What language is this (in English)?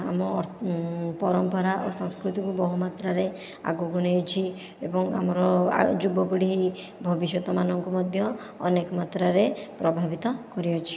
Odia